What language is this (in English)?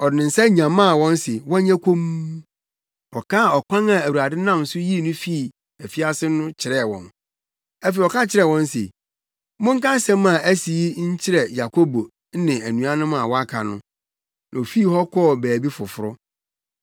Akan